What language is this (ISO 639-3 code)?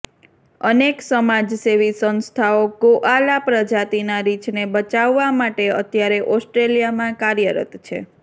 guj